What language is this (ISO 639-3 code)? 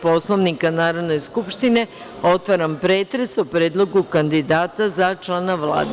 srp